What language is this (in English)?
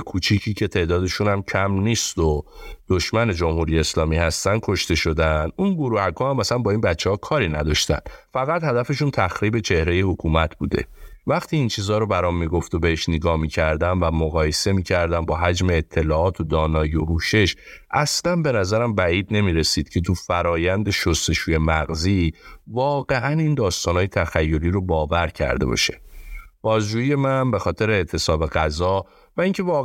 Persian